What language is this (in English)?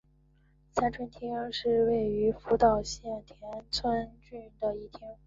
Chinese